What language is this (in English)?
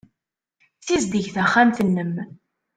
Kabyle